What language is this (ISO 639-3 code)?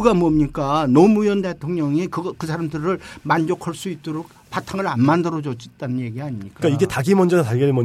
kor